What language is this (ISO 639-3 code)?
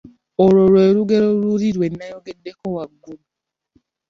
lug